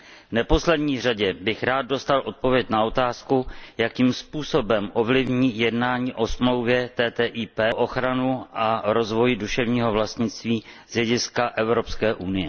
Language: Czech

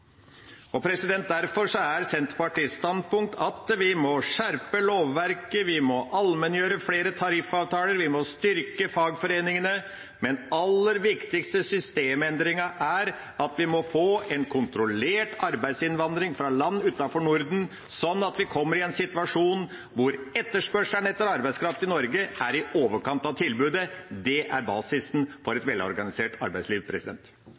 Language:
Norwegian Bokmål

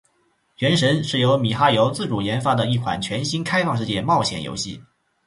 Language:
Chinese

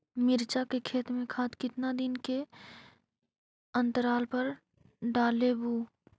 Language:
Magahi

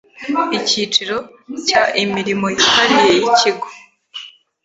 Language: Kinyarwanda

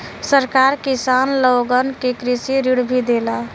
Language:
Bhojpuri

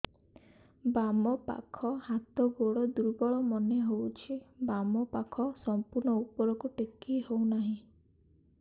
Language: Odia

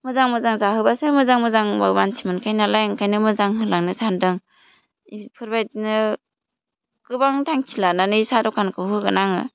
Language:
Bodo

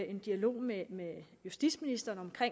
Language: Danish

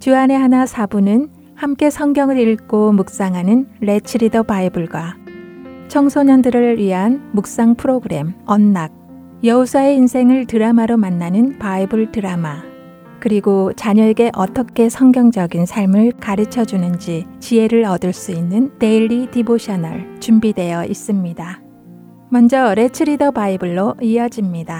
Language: Korean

